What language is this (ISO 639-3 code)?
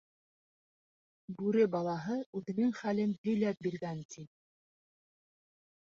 bak